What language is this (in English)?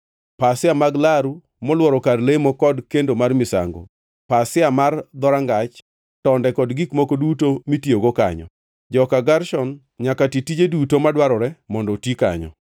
Luo (Kenya and Tanzania)